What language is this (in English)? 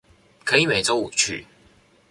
Chinese